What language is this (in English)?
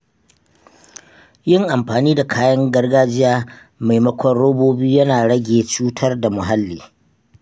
Hausa